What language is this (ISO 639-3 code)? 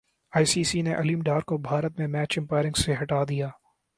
urd